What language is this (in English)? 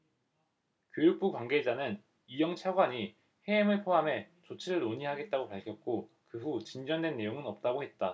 Korean